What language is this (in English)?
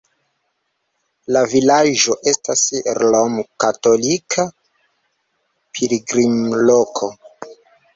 Esperanto